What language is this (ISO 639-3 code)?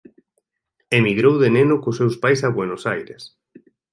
glg